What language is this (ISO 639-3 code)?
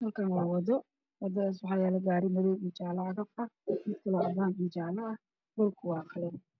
som